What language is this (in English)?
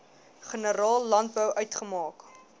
Afrikaans